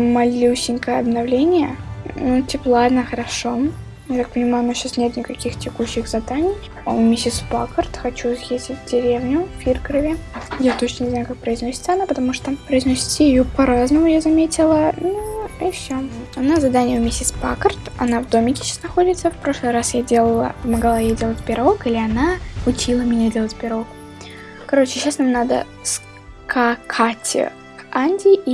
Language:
Russian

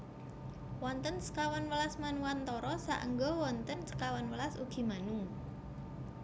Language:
Javanese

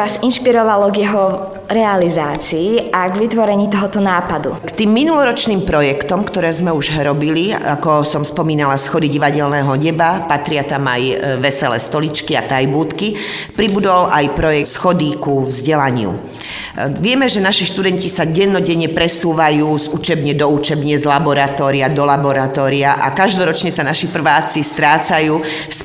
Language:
Slovak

